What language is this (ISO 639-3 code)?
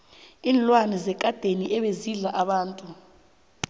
nbl